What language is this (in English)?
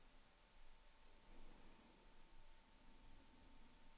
Norwegian